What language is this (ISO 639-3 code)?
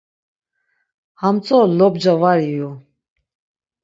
lzz